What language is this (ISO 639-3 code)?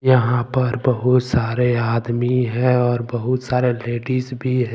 hin